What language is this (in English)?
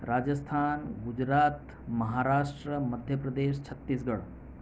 Gujarati